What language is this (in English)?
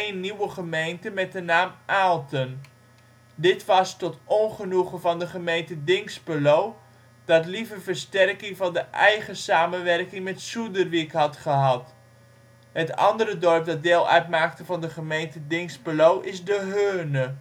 Dutch